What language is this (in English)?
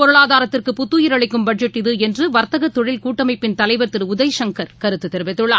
Tamil